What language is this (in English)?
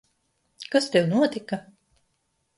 Latvian